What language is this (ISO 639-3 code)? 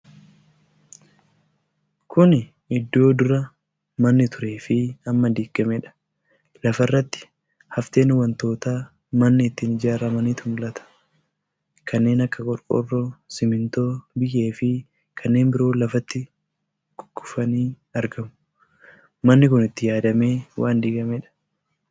orm